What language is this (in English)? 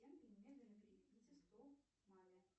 Russian